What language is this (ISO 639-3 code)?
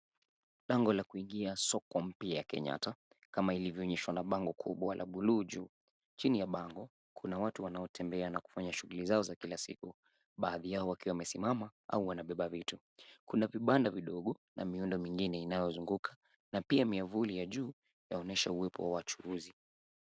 swa